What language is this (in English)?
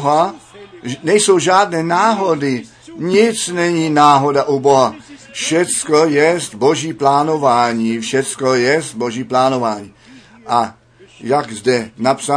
Czech